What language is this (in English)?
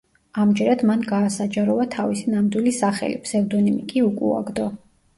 Georgian